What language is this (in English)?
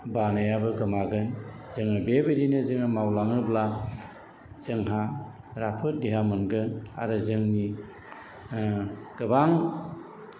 Bodo